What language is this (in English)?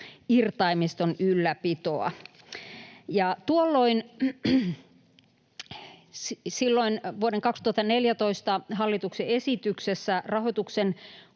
Finnish